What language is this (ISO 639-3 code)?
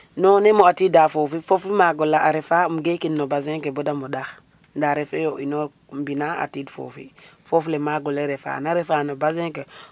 srr